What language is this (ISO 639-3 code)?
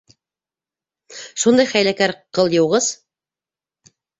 bak